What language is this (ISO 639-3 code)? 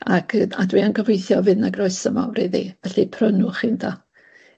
cym